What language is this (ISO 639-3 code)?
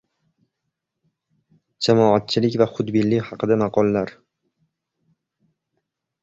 uzb